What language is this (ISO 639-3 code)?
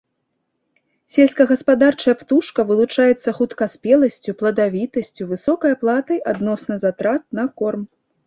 bel